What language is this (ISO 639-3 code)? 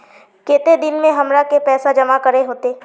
mag